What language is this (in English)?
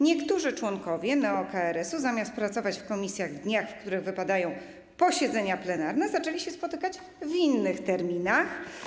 Polish